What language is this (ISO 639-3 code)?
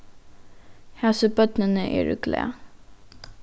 fao